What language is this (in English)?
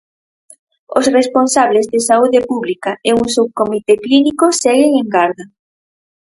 Galician